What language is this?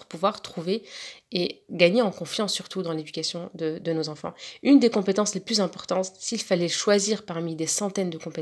French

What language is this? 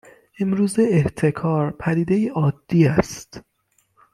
Persian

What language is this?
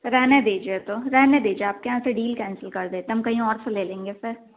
Hindi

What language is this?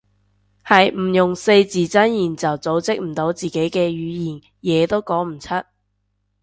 Cantonese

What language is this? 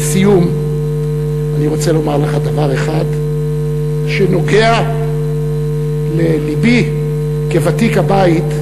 Hebrew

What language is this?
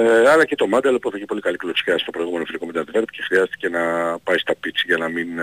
Greek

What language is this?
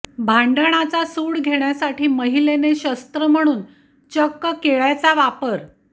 Marathi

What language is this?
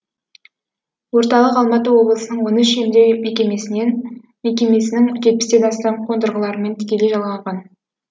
Kazakh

